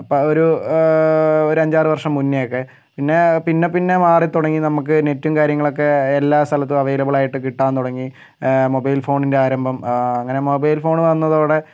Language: Malayalam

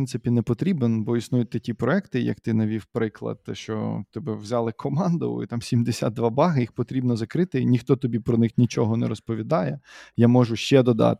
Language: Ukrainian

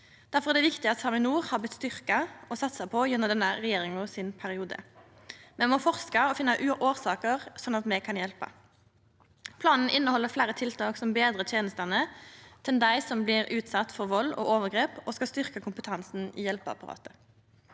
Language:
Norwegian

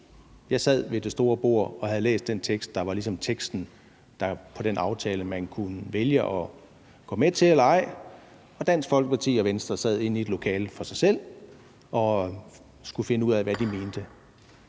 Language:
Danish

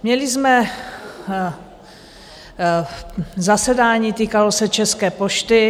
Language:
Czech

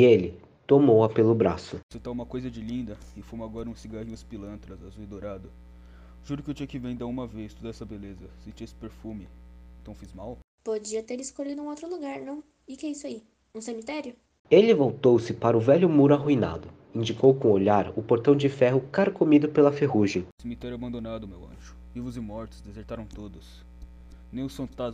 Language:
Portuguese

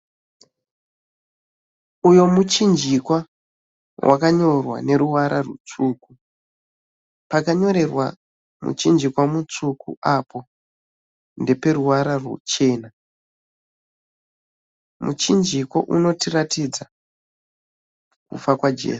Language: Shona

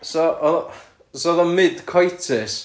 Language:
Welsh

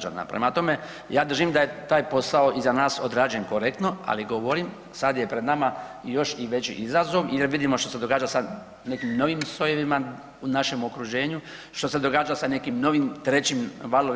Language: Croatian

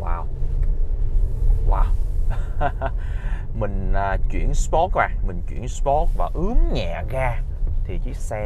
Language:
Vietnamese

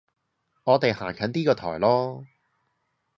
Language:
Cantonese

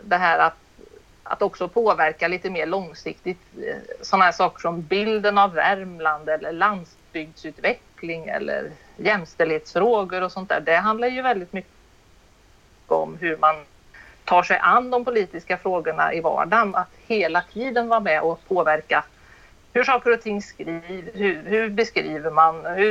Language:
Swedish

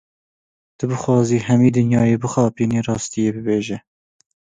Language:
Kurdish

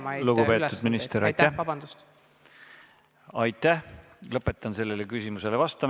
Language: Estonian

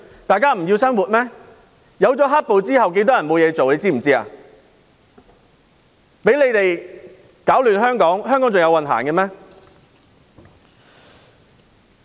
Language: Cantonese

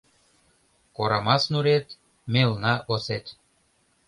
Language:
Mari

